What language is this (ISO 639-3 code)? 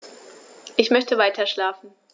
deu